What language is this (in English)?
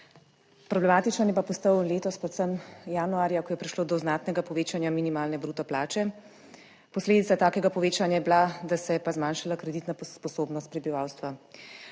Slovenian